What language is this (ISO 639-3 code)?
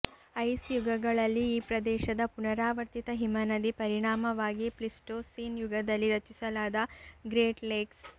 kan